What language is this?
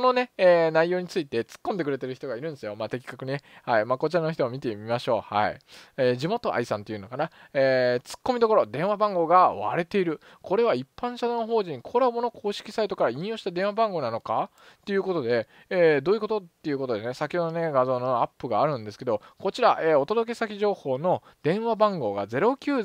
Japanese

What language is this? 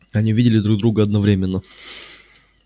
Russian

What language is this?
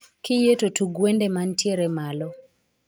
Luo (Kenya and Tanzania)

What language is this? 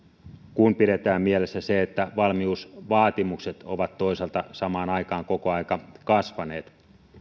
Finnish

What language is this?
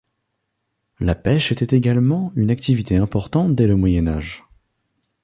French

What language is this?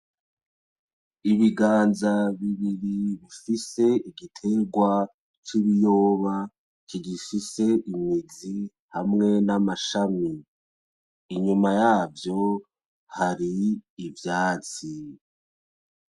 Rundi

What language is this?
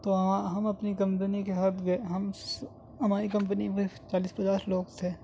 Urdu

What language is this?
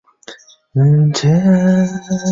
Chinese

